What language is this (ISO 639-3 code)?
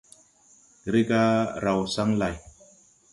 tui